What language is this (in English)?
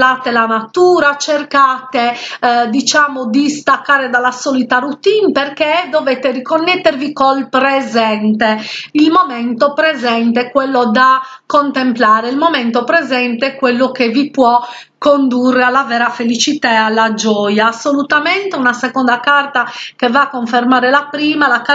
Italian